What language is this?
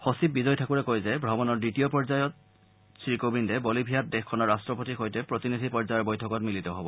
Assamese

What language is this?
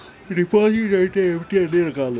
Telugu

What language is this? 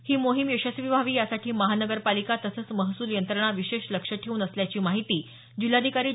Marathi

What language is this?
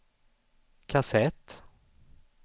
Swedish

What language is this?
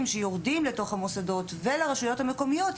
Hebrew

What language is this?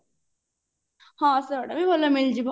Odia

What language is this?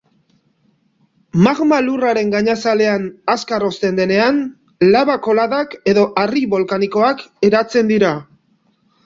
Basque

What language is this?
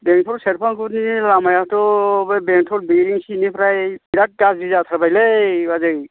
Bodo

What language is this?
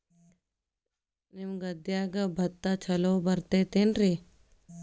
Kannada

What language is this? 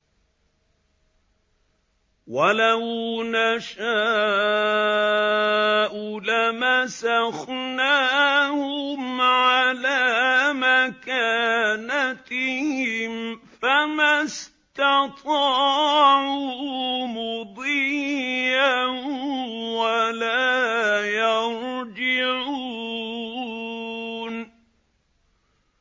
Arabic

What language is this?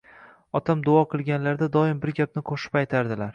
Uzbek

